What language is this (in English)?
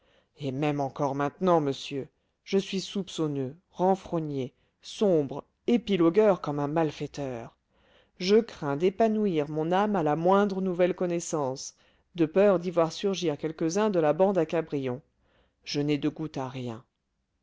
French